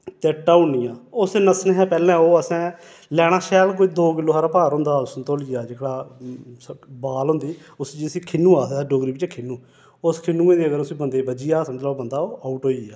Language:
Dogri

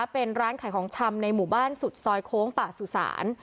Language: Thai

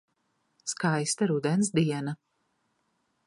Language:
Latvian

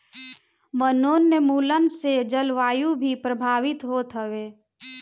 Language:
Bhojpuri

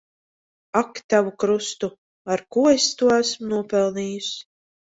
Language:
Latvian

